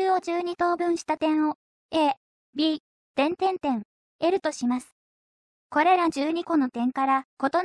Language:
Japanese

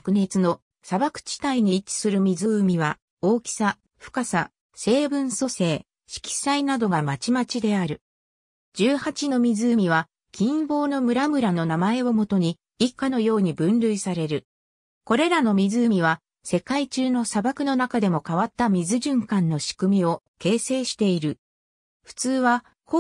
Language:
Japanese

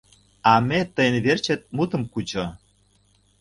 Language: Mari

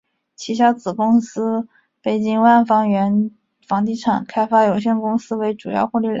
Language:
Chinese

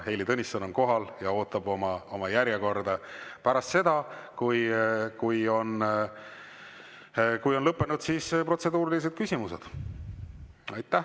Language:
Estonian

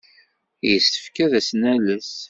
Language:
Kabyle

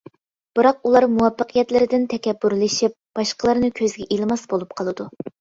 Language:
Uyghur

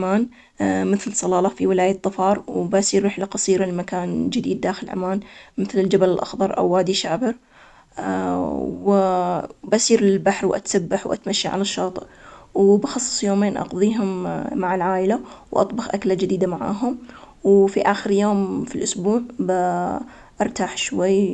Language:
Omani Arabic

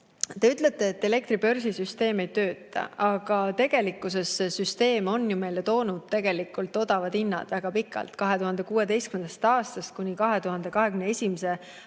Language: Estonian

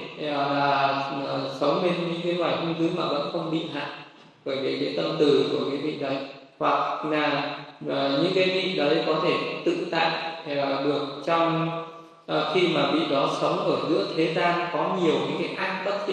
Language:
Vietnamese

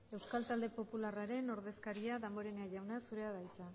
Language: Basque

